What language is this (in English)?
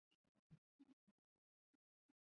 Chinese